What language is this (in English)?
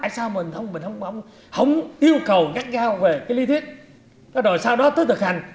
Vietnamese